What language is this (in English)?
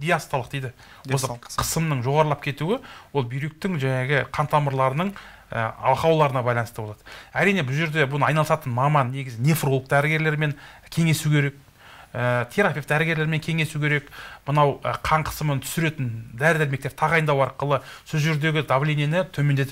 Turkish